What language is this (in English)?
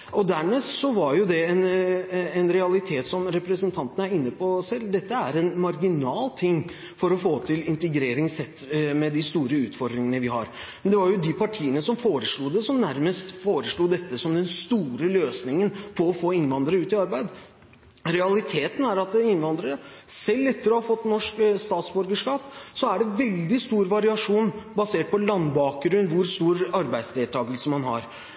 Norwegian Bokmål